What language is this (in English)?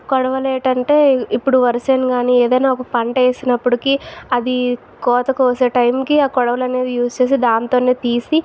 Telugu